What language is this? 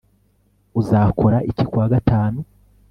Kinyarwanda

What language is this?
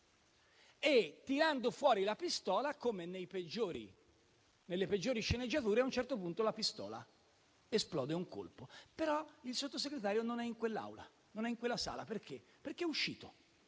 Italian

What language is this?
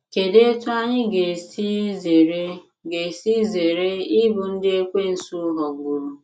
Igbo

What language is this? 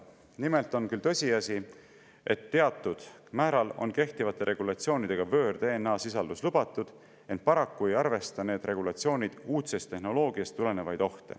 Estonian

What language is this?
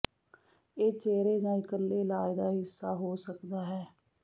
Punjabi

